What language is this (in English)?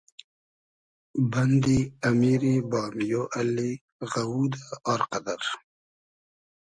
Hazaragi